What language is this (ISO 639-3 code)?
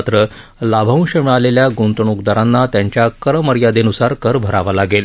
mar